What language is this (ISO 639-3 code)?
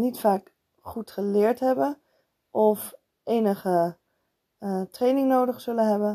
nld